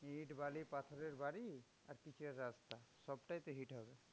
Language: Bangla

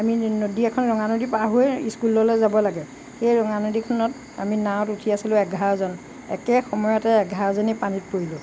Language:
Assamese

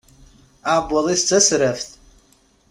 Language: Kabyle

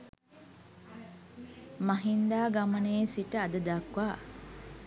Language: Sinhala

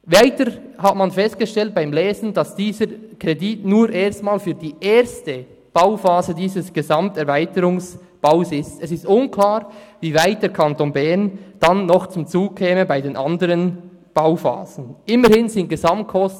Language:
Swiss German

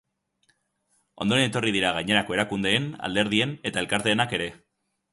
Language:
Basque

